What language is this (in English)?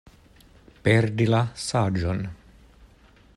Esperanto